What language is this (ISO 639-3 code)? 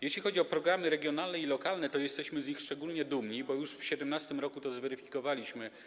pol